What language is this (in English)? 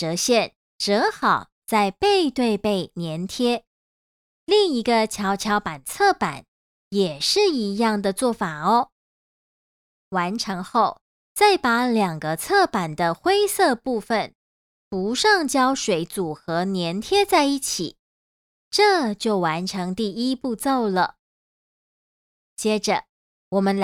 Chinese